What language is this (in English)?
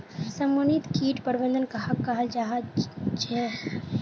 Magahi